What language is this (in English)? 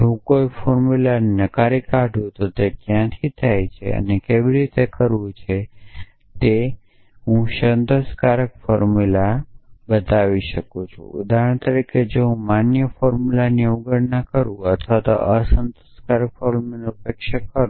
Gujarati